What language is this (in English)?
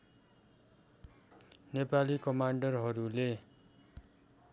Nepali